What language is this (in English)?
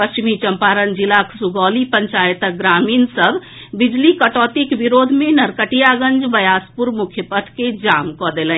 Maithili